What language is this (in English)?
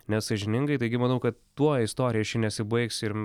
Lithuanian